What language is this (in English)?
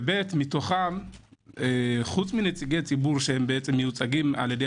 Hebrew